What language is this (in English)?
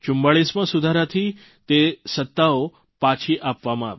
Gujarati